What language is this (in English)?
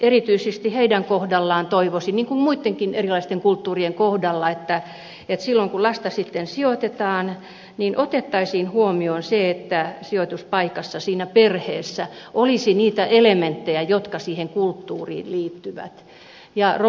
Finnish